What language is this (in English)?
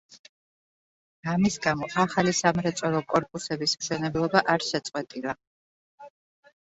Georgian